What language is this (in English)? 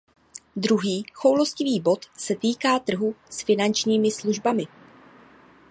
Czech